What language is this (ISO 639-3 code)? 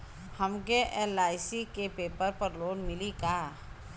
bho